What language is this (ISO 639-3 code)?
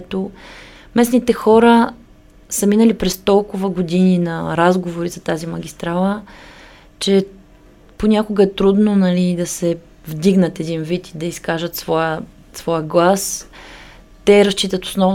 bul